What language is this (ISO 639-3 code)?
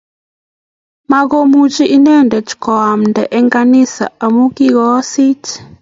kln